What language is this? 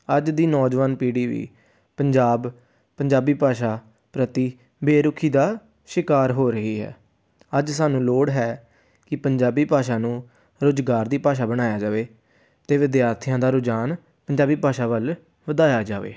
Punjabi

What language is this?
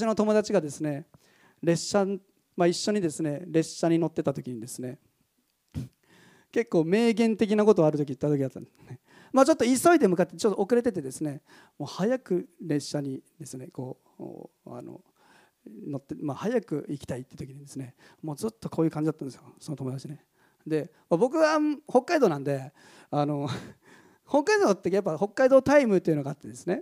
Japanese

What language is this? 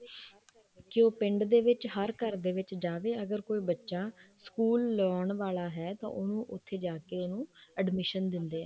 Punjabi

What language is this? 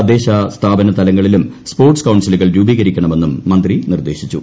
Malayalam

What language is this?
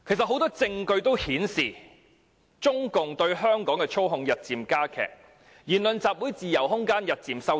Cantonese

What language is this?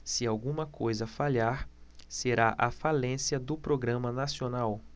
Portuguese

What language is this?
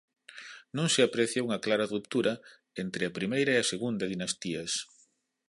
Galician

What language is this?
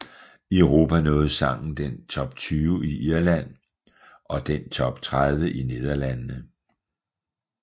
Danish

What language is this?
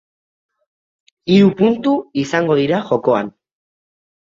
Basque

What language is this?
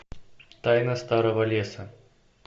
Russian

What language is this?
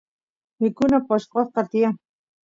Santiago del Estero Quichua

